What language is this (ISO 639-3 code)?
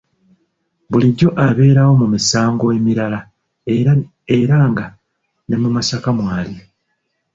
lug